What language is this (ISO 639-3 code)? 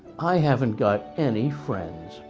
eng